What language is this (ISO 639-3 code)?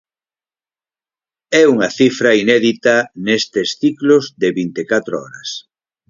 glg